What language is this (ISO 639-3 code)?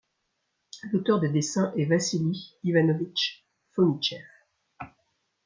fra